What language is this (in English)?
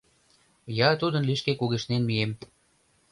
Mari